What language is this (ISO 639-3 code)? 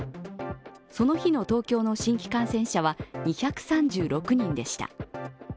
jpn